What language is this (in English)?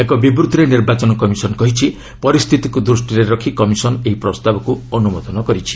Odia